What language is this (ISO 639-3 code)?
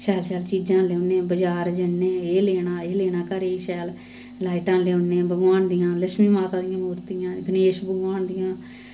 doi